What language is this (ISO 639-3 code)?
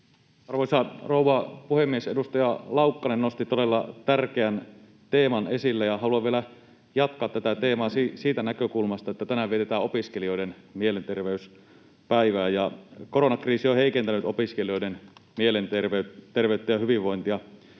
fin